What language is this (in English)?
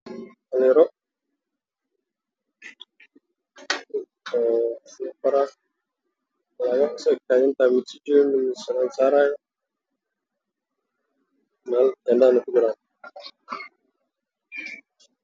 Somali